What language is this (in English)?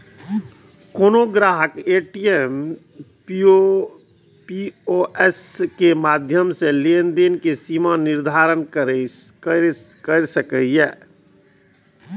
Maithili